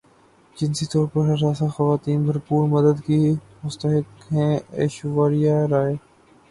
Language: Urdu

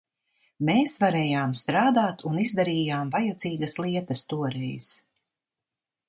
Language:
Latvian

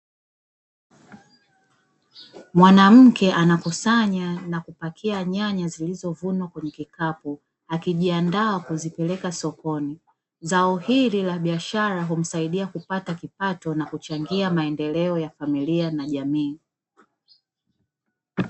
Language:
Swahili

